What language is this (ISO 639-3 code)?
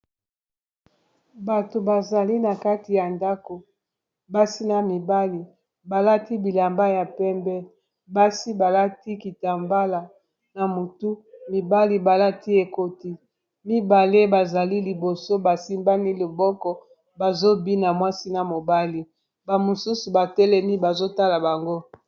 lin